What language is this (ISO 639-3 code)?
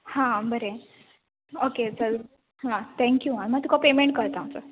kok